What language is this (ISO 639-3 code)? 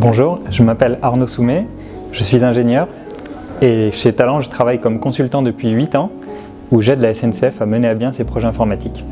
fra